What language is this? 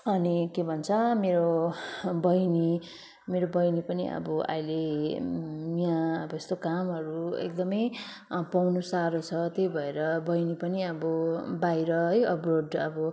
Nepali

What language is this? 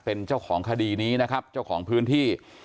Thai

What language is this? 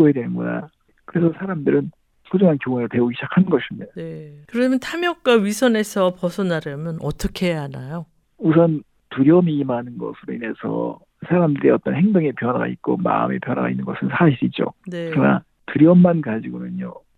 Korean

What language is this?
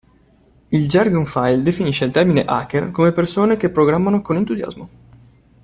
Italian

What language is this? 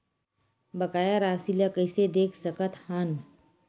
Chhattisgarhi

